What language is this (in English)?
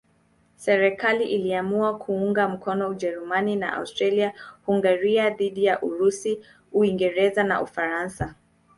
Swahili